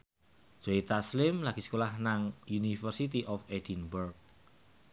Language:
Javanese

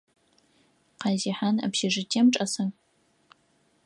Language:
Adyghe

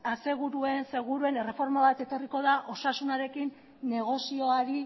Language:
Basque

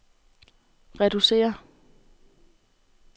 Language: Danish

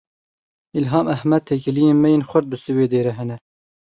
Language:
Kurdish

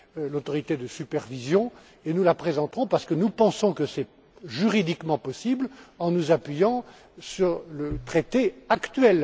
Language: French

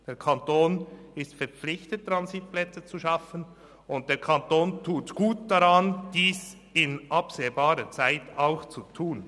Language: Swiss German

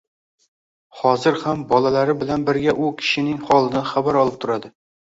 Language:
Uzbek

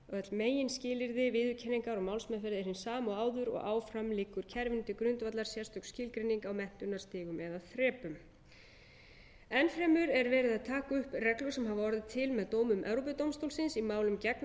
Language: Icelandic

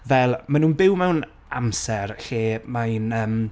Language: Welsh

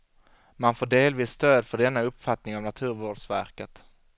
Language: Swedish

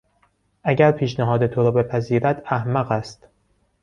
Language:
Persian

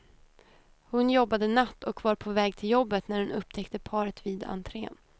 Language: Swedish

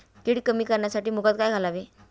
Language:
Marathi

